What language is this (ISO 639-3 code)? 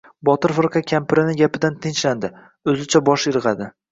uzb